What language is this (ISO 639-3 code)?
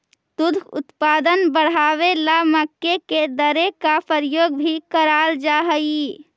mag